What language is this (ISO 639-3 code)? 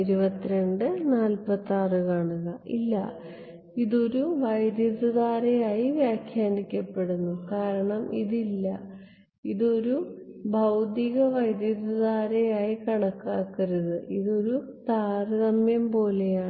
mal